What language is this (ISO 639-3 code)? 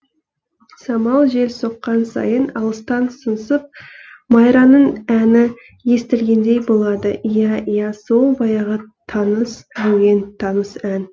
kaz